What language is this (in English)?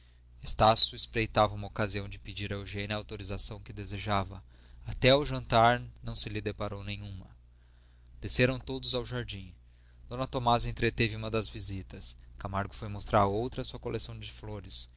Portuguese